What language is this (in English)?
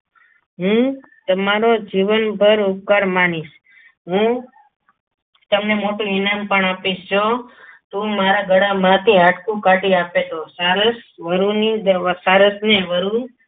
Gujarati